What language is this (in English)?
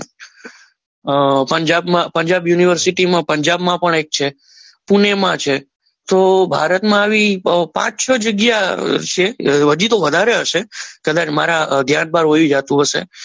Gujarati